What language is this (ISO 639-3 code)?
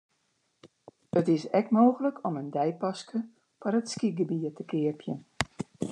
fry